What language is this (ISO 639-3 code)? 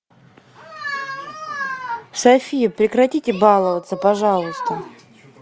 rus